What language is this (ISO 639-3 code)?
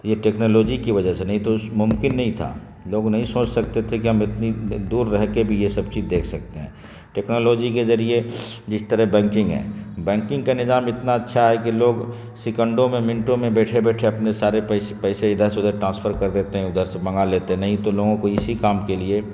urd